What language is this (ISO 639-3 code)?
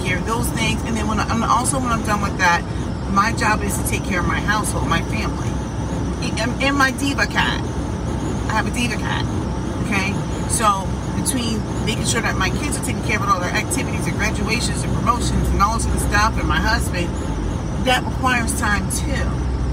eng